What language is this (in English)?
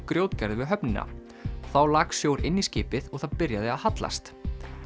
Icelandic